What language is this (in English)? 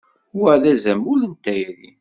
Kabyle